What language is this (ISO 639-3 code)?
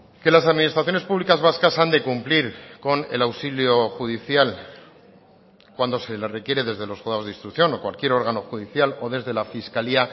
spa